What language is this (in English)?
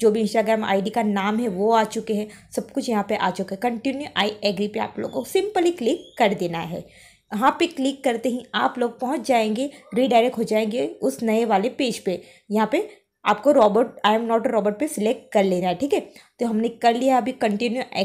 Hindi